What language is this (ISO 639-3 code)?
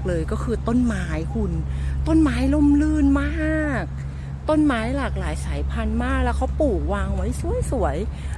tha